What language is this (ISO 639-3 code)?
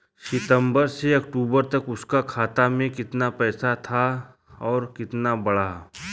bho